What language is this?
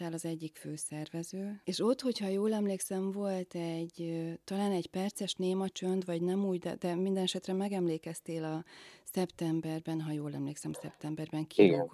Hungarian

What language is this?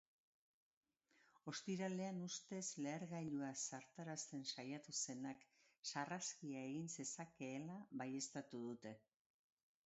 Basque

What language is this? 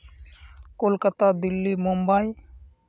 Santali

